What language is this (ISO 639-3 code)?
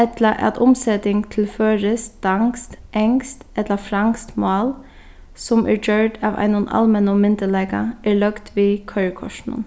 fao